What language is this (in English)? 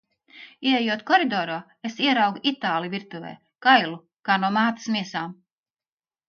Latvian